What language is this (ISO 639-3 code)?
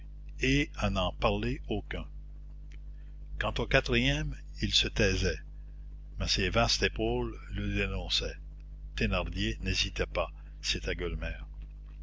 fra